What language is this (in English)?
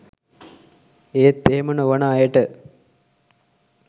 Sinhala